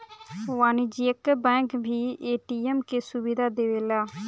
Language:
Bhojpuri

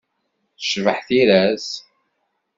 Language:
Kabyle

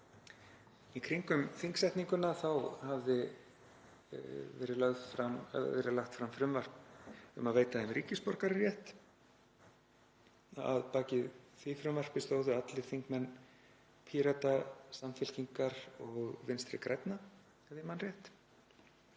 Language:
Icelandic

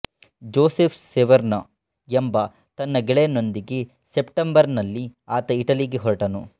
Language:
Kannada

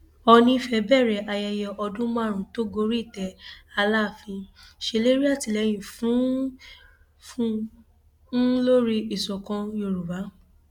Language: Yoruba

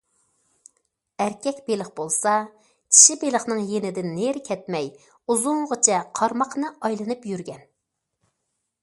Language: Uyghur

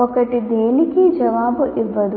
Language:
Telugu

